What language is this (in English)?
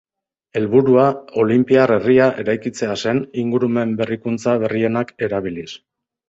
Basque